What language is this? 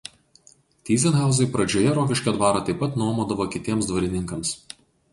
Lithuanian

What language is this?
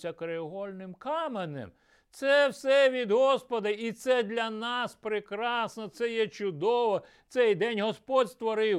Ukrainian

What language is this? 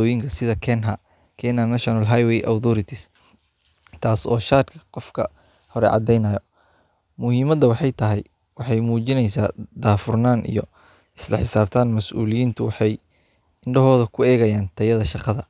Somali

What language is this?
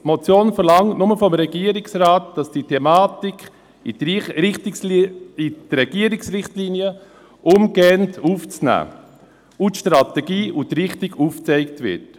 Swiss German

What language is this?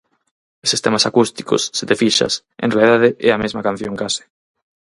Galician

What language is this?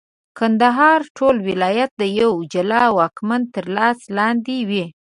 Pashto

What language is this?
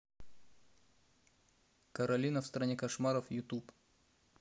Russian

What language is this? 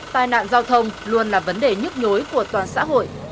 Vietnamese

